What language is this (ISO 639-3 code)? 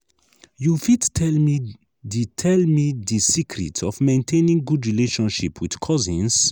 pcm